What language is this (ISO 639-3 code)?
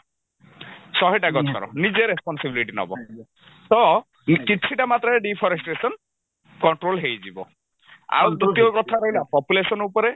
ori